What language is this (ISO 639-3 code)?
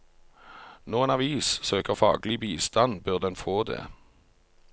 nor